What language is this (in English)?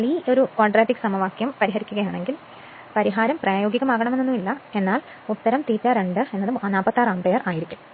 Malayalam